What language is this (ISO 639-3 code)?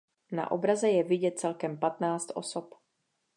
ces